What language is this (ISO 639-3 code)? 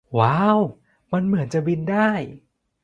tha